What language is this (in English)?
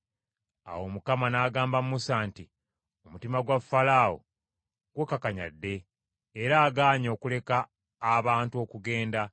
Ganda